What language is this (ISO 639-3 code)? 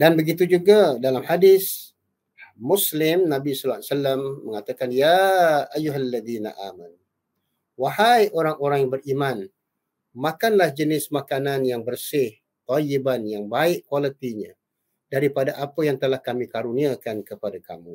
msa